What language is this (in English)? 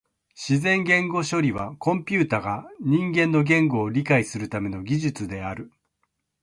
Japanese